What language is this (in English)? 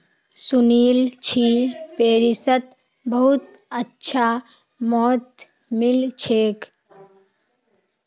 Magahi